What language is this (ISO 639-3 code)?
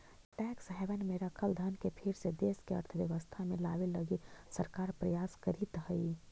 mag